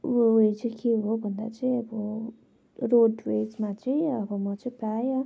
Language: Nepali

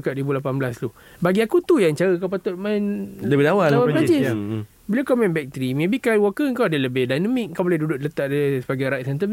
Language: Malay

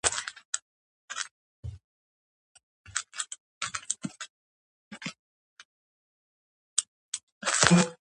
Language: Georgian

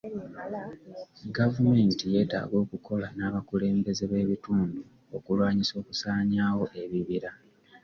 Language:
Ganda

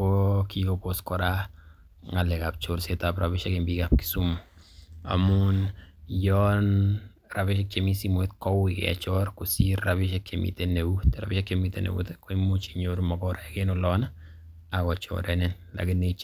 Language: Kalenjin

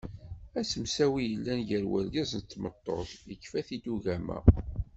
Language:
Kabyle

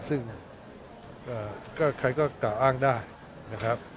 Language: Thai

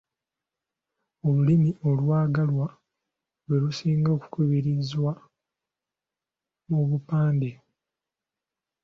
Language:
Ganda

